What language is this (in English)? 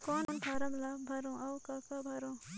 Chhattisgarhi